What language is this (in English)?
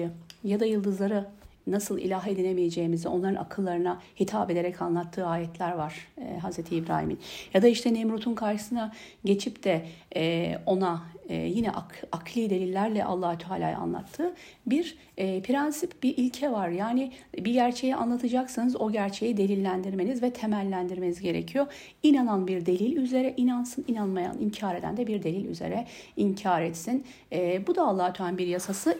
Turkish